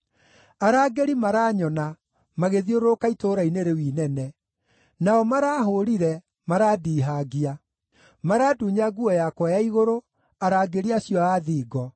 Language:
Kikuyu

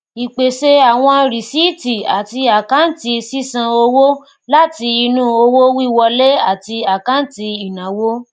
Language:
Yoruba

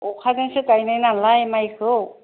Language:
Bodo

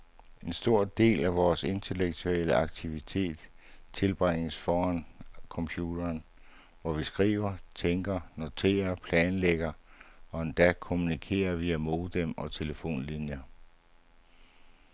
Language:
Danish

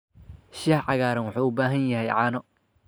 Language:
Somali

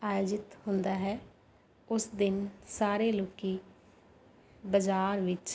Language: Punjabi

